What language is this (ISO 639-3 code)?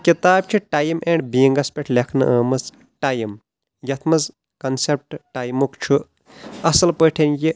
kas